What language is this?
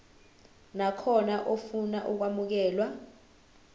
Zulu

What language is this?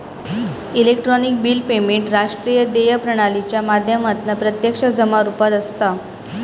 Marathi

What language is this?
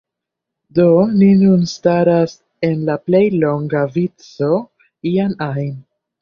Esperanto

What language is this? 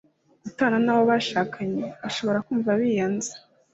Kinyarwanda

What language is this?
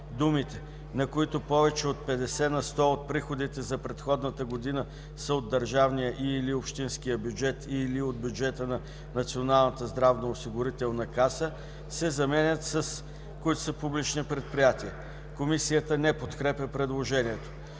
Bulgarian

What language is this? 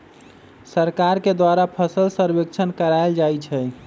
Magahi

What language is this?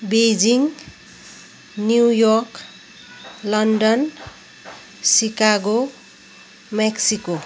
Nepali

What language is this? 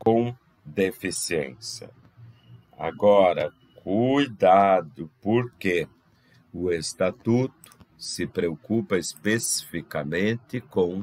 Portuguese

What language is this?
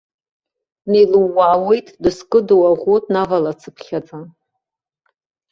Abkhazian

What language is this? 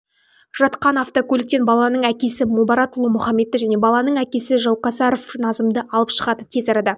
Kazakh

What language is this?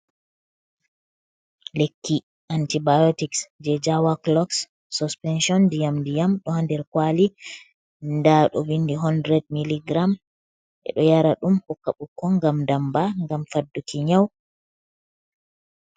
Fula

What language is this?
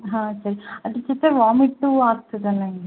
Kannada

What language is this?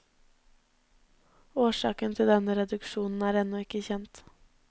Norwegian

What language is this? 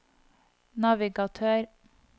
Norwegian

